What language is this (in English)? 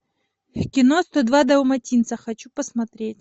Russian